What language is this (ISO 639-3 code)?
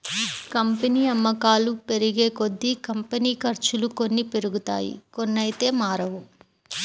tel